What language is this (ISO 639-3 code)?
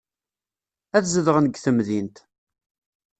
kab